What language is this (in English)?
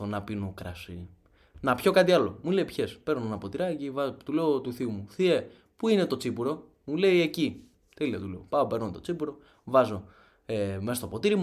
Greek